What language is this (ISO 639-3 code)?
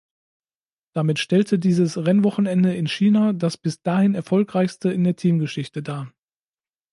deu